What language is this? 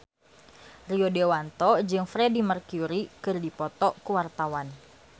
Sundanese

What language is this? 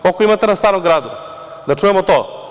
Serbian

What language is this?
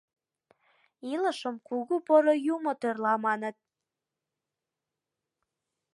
Mari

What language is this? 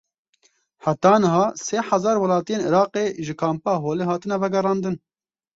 Kurdish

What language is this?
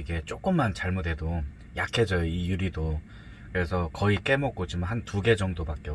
Korean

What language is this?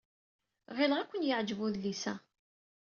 Kabyle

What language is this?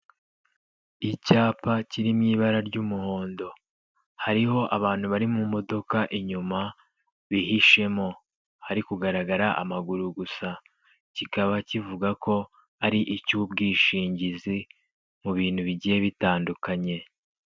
Kinyarwanda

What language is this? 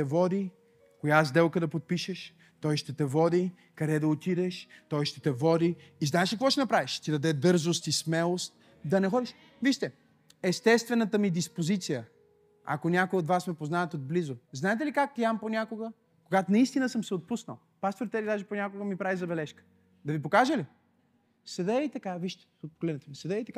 Bulgarian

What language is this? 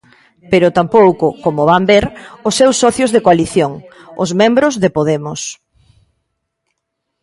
Galician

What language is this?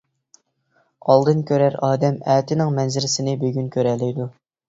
Uyghur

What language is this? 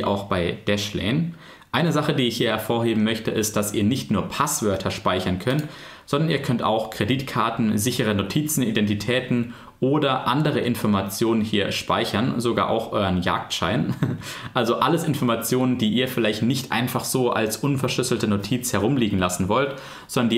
German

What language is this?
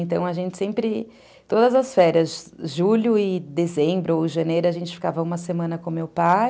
Portuguese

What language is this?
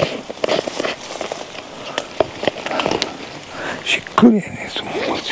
Romanian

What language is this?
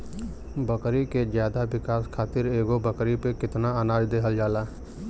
Bhojpuri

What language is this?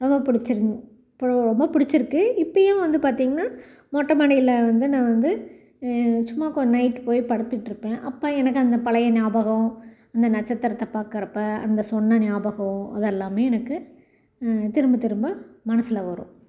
Tamil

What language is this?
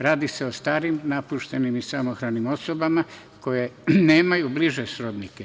Serbian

